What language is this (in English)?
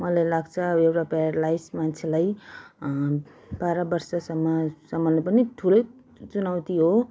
Nepali